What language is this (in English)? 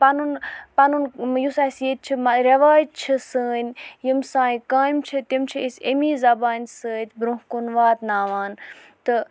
Kashmiri